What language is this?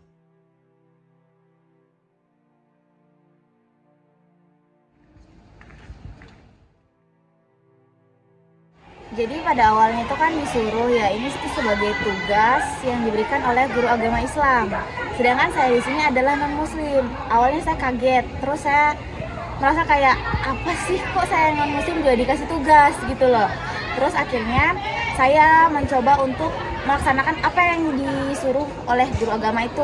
Indonesian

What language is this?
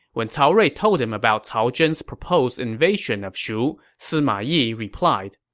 English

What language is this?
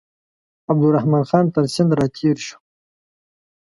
Pashto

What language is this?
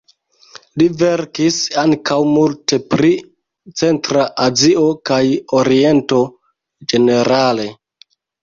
Esperanto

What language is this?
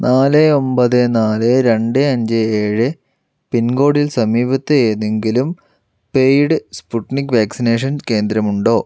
Malayalam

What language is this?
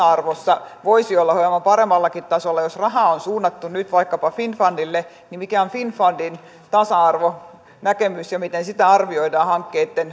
Finnish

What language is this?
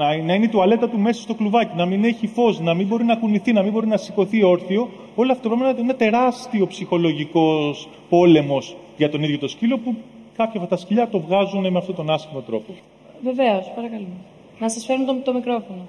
Greek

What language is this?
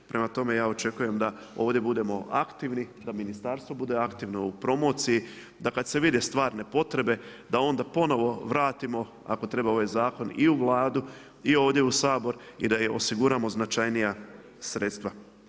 Croatian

